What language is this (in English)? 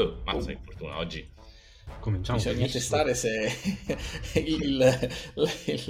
Italian